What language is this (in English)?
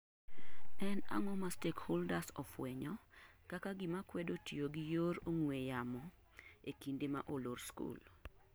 Luo (Kenya and Tanzania)